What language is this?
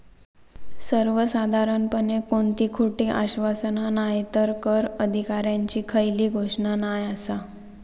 Marathi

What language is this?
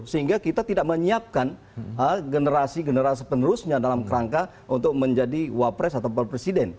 Indonesian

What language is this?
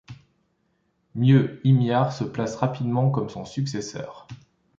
French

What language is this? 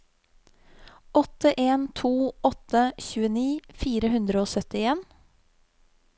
Norwegian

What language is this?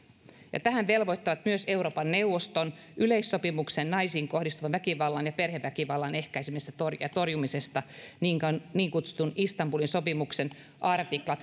Finnish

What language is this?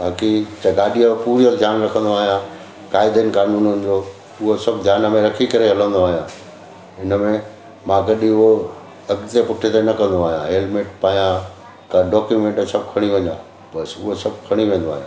Sindhi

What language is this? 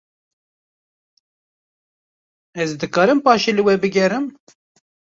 Kurdish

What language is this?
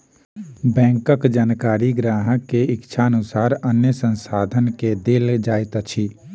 Maithili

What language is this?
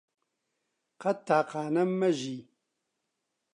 Central Kurdish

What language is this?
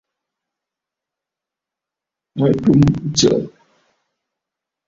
Bafut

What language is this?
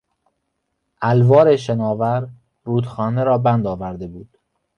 Persian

